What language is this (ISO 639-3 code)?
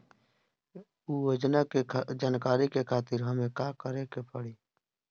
bho